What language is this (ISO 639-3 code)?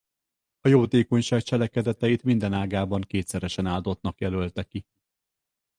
hun